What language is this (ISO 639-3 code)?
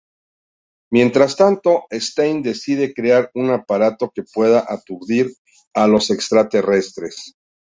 spa